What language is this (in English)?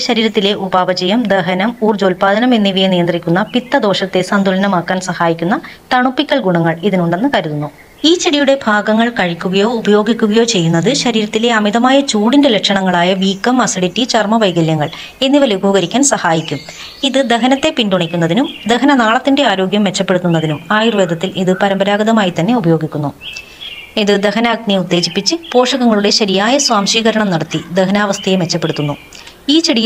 Malayalam